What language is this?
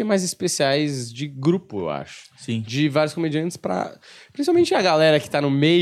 Portuguese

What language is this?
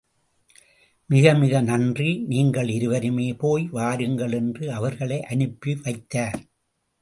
Tamil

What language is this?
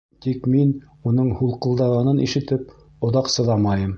Bashkir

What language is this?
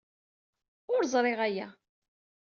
Kabyle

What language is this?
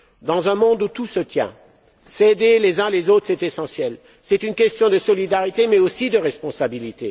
French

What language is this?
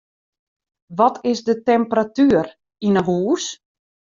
Western Frisian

